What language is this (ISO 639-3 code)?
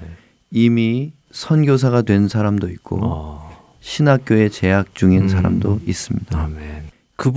kor